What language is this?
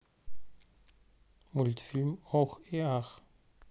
Russian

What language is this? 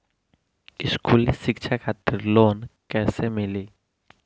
Bhojpuri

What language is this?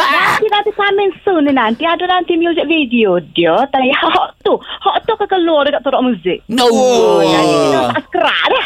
Malay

